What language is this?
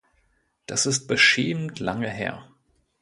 German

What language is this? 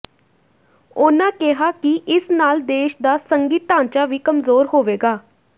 Punjabi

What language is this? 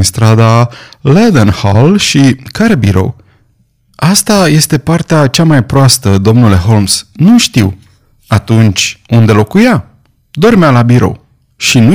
Romanian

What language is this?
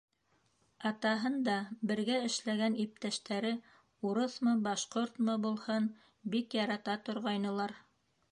Bashkir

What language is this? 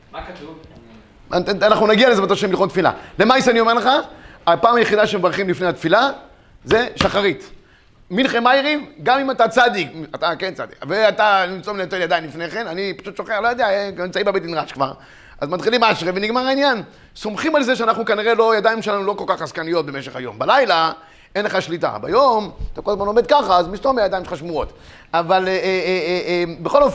Hebrew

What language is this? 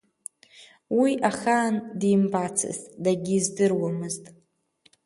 Abkhazian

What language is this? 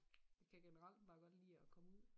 Danish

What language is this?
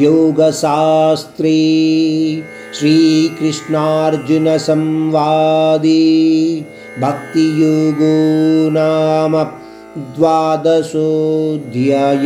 Hindi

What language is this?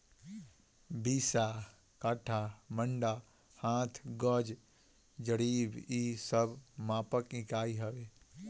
Bhojpuri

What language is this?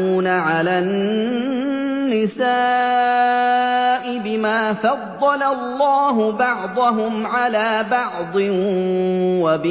Arabic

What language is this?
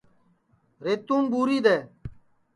Sansi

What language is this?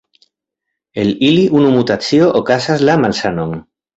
Esperanto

